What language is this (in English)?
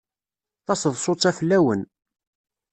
Kabyle